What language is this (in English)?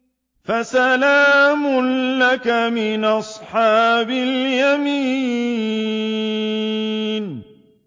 Arabic